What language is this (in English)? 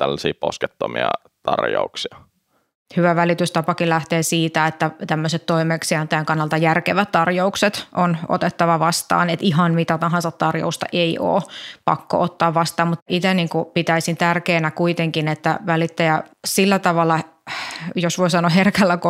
Finnish